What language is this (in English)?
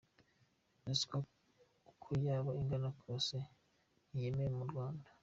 Kinyarwanda